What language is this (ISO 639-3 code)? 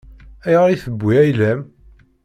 kab